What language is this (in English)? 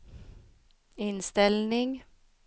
Swedish